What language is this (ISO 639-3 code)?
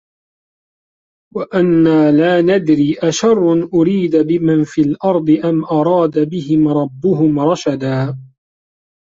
ara